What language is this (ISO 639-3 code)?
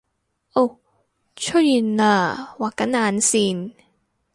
yue